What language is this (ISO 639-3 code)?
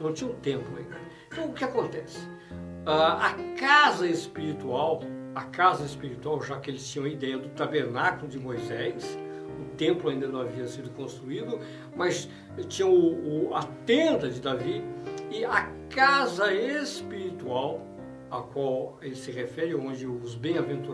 por